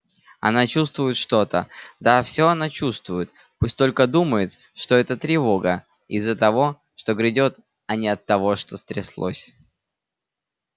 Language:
Russian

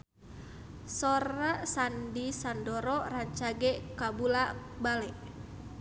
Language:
Sundanese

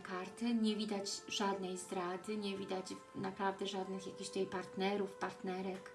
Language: Polish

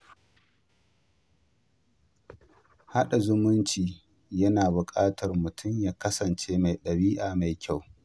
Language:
Hausa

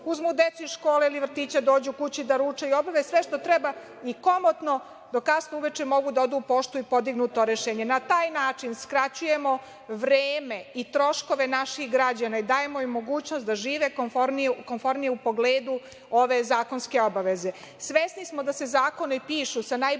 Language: Serbian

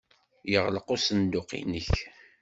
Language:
Kabyle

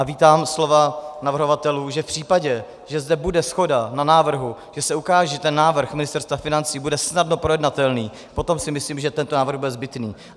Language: Czech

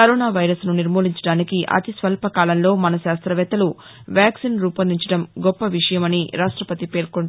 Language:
Telugu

